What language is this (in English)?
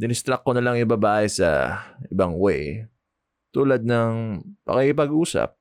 Filipino